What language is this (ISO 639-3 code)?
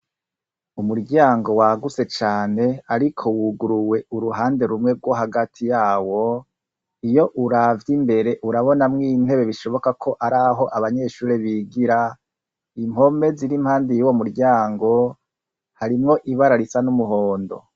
run